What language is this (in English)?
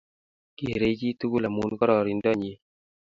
Kalenjin